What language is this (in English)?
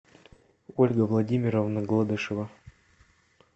Russian